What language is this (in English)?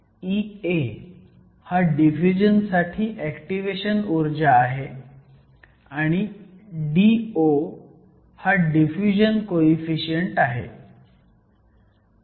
Marathi